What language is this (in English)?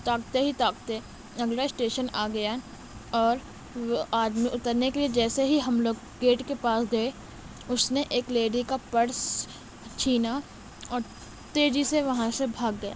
Urdu